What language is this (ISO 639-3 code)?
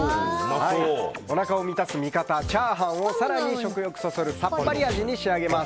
jpn